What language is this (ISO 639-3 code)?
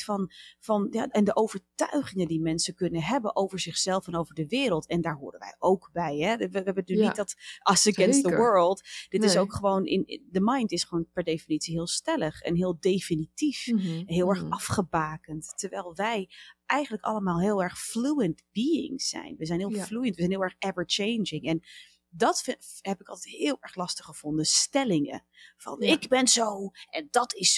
nld